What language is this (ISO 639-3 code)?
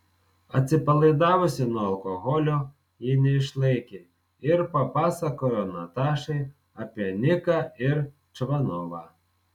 lit